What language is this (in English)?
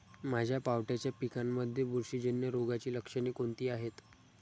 Marathi